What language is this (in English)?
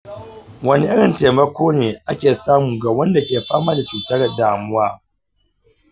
Hausa